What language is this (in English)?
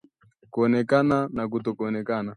Swahili